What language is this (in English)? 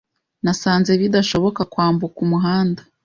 Kinyarwanda